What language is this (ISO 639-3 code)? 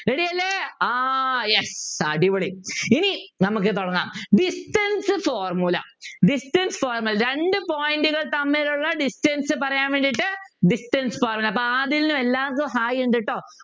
mal